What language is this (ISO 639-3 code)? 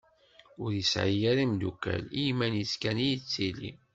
kab